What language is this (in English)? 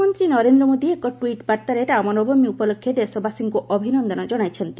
Odia